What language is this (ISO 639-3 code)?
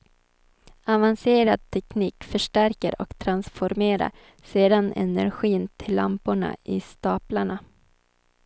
swe